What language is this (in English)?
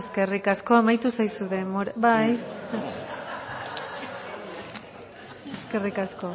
Basque